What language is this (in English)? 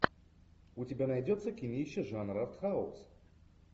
Russian